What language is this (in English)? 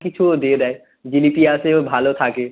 Bangla